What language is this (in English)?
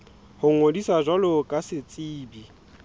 Southern Sotho